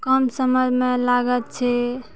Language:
Maithili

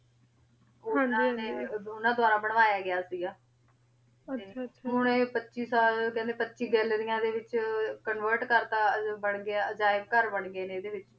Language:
Punjabi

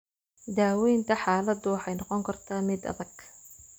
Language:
Somali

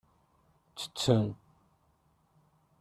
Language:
Kabyle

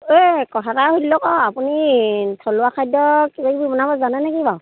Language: Assamese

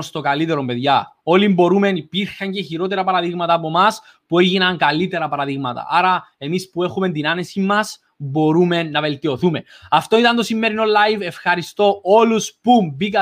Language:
Greek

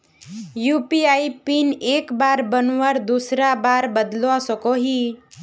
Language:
Magahi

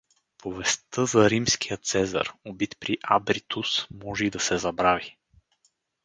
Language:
Bulgarian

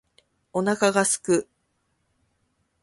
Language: Japanese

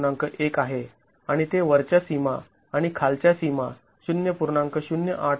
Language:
Marathi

